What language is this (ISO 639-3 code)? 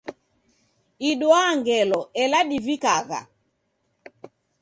dav